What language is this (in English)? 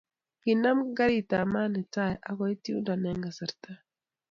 Kalenjin